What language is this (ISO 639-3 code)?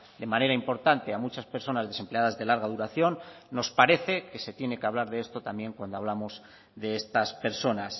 spa